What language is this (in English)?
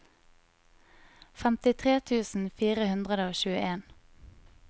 Norwegian